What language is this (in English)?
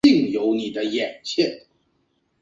Chinese